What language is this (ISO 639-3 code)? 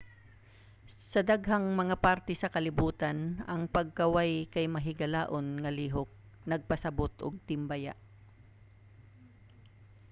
ceb